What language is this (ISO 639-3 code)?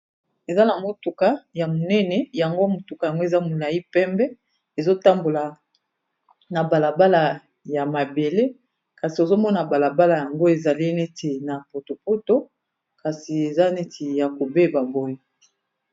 lin